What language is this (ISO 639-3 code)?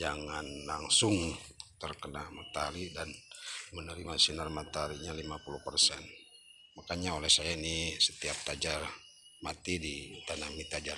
ind